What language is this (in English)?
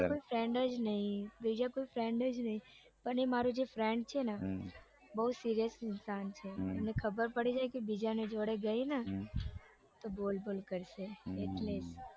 Gujarati